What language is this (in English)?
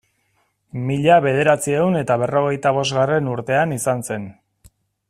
Basque